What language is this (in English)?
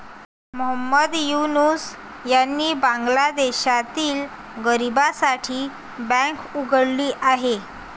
Marathi